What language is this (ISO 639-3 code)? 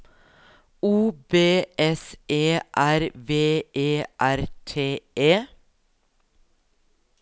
nor